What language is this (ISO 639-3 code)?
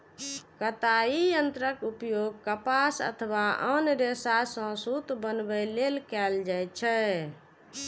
mai